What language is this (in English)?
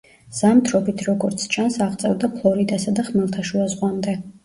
Georgian